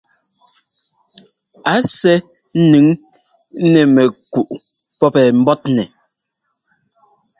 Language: Ngomba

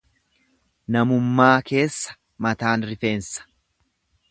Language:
Oromo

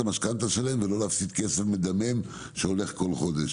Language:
Hebrew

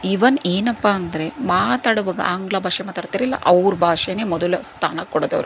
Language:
Kannada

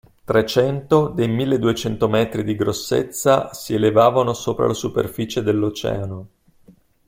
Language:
Italian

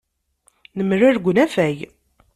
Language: Kabyle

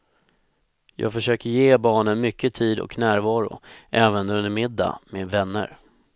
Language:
Swedish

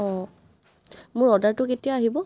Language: Assamese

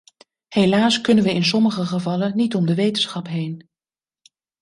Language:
Dutch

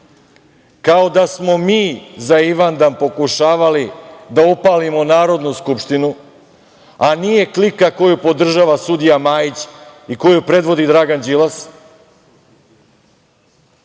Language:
Serbian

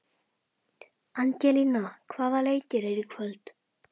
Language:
Icelandic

